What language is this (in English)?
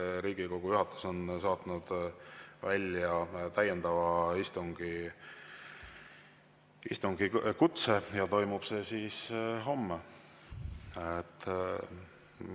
Estonian